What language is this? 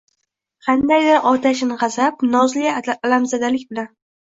Uzbek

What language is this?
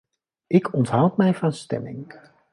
Dutch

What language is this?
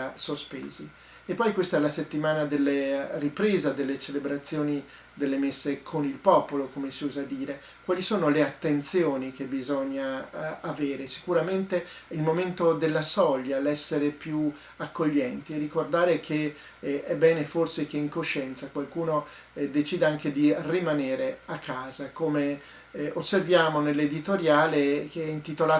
Italian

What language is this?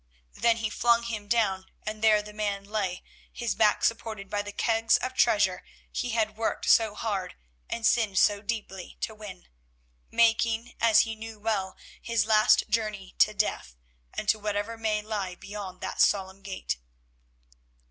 English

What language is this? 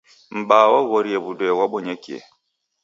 Taita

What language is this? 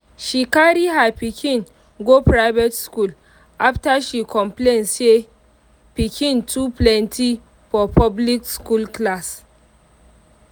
Nigerian Pidgin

